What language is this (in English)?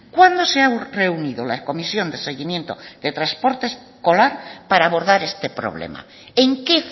Spanish